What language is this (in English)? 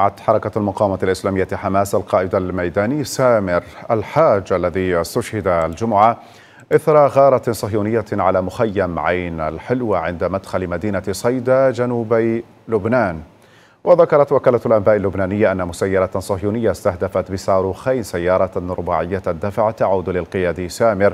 Arabic